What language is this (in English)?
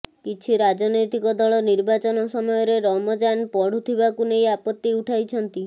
Odia